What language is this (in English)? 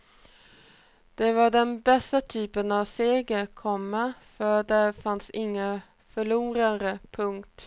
Swedish